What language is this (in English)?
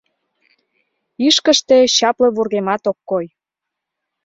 Mari